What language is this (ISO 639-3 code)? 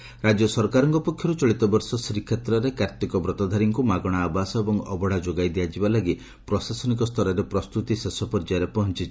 ori